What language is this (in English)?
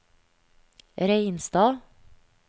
Norwegian